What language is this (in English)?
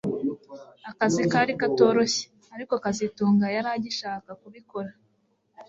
Kinyarwanda